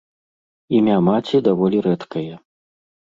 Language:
Belarusian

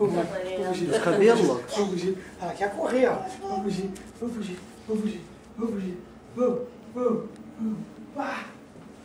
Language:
Portuguese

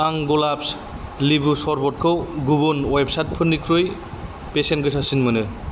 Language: Bodo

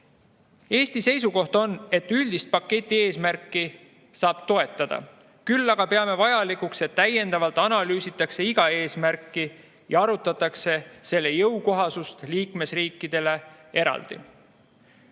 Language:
Estonian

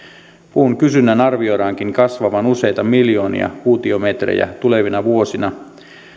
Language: Finnish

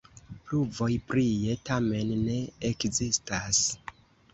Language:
Esperanto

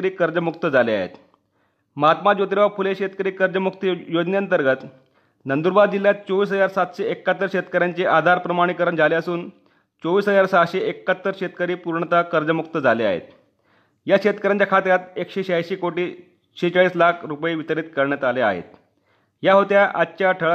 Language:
Marathi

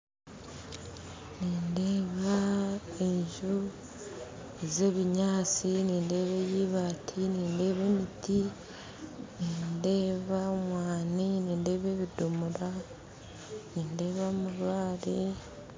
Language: Nyankole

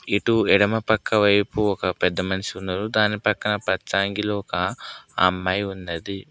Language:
Telugu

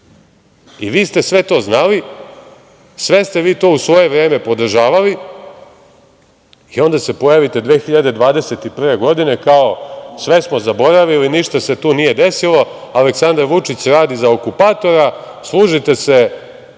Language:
Serbian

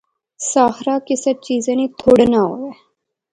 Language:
Pahari-Potwari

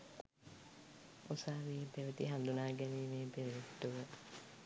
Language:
Sinhala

